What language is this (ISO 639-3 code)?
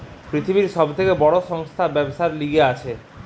ben